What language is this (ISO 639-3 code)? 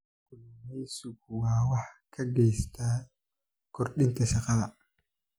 som